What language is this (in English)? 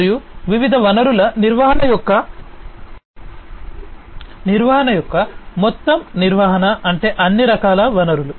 Telugu